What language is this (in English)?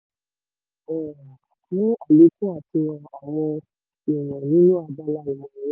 Yoruba